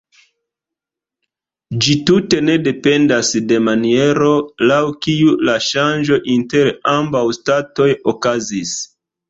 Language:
Esperanto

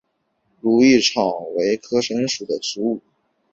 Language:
Chinese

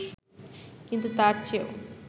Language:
Bangla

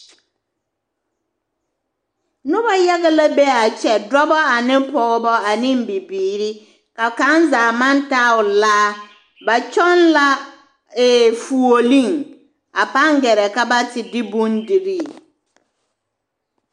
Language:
Southern Dagaare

